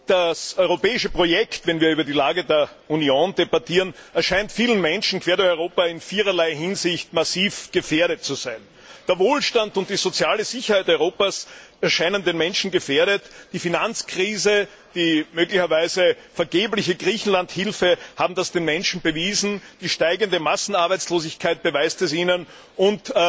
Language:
German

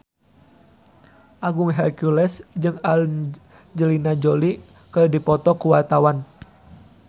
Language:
Sundanese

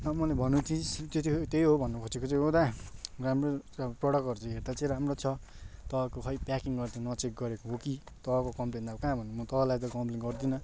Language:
Nepali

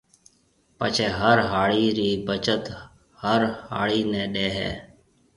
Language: Marwari (Pakistan)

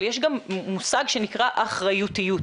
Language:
Hebrew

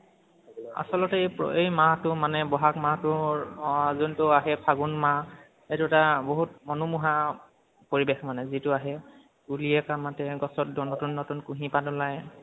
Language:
Assamese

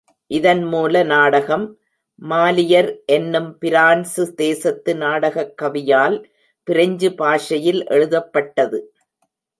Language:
Tamil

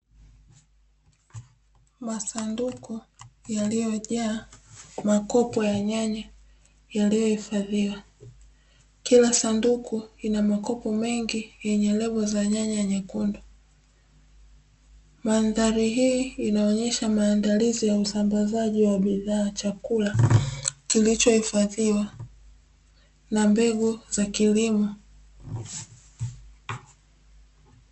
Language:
Swahili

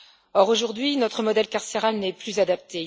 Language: French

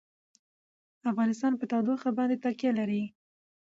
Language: Pashto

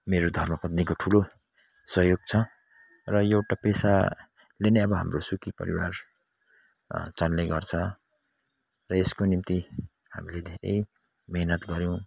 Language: Nepali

